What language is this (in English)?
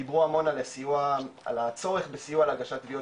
Hebrew